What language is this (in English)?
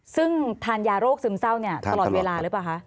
Thai